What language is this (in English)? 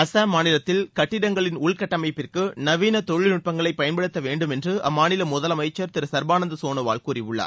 Tamil